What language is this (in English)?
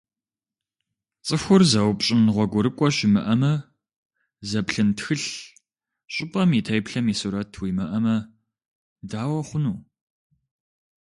Kabardian